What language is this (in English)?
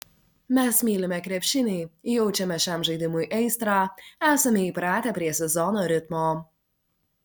Lithuanian